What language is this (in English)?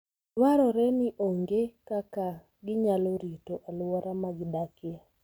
Luo (Kenya and Tanzania)